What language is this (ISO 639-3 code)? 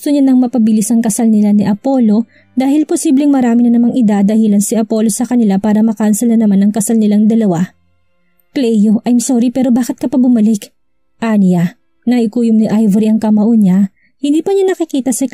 fil